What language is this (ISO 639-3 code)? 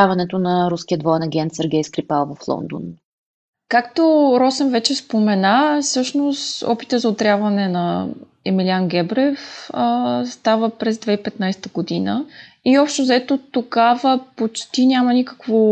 bul